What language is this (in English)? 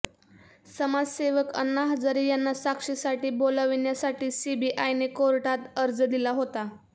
Marathi